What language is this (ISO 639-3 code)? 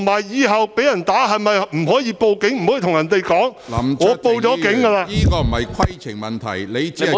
yue